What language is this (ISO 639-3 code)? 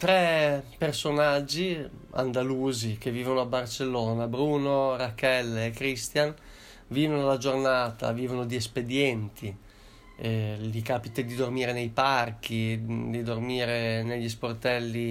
ita